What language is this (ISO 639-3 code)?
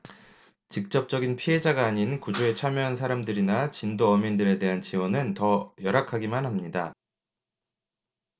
kor